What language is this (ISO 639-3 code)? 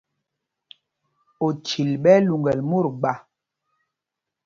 mgg